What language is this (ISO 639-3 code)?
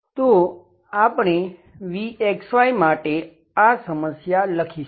guj